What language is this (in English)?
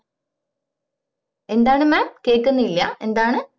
Malayalam